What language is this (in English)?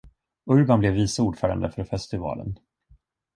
Swedish